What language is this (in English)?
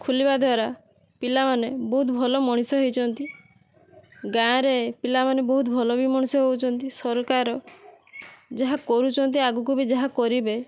Odia